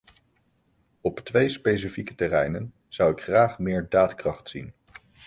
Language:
Dutch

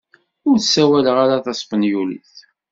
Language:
Kabyle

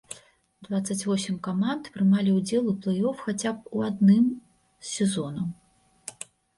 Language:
Belarusian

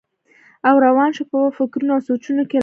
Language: Pashto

